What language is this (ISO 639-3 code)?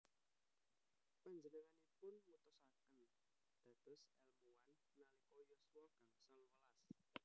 jav